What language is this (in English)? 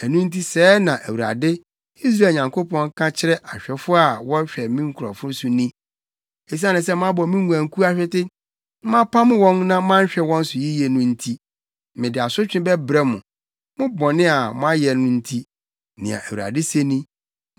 Akan